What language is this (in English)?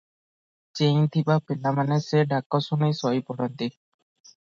Odia